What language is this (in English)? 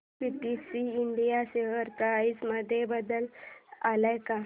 Marathi